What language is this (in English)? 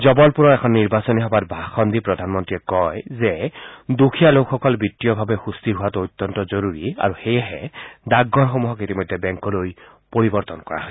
Assamese